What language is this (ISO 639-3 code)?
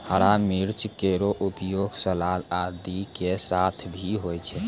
mai